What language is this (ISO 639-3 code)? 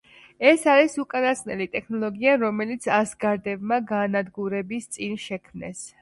kat